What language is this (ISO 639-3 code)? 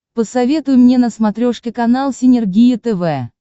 rus